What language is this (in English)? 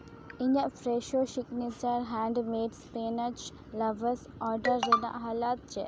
Santali